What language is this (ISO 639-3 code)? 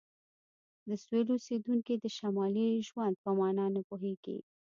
pus